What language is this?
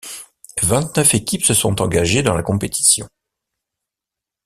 French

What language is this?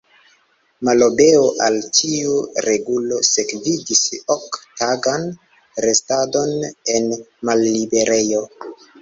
Esperanto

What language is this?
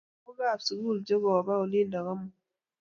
Kalenjin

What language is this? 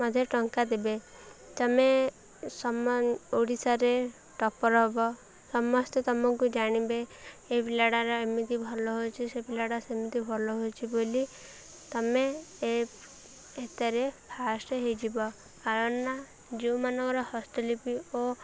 Odia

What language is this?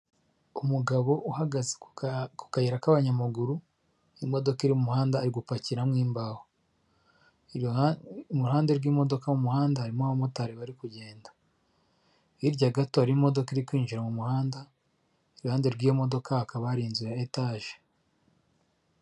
Kinyarwanda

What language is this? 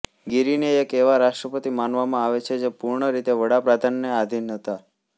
Gujarati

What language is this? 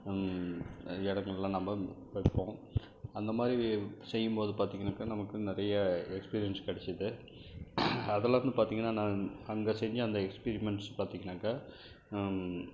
Tamil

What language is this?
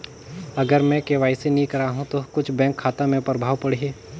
Chhattisgarhi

